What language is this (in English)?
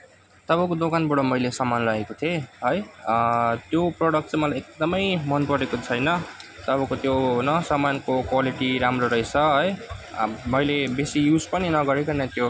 Nepali